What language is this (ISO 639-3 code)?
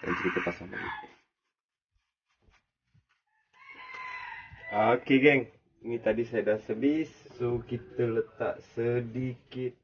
msa